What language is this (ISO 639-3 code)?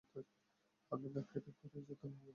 ben